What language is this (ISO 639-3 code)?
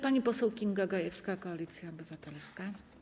pol